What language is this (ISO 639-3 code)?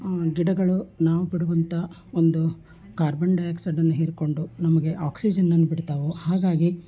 kan